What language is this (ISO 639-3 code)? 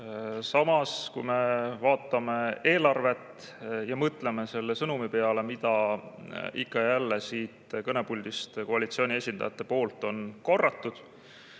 est